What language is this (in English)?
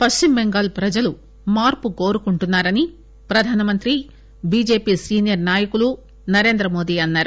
Telugu